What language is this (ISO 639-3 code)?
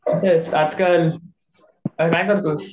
mar